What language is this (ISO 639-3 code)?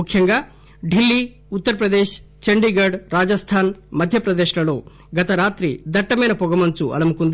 tel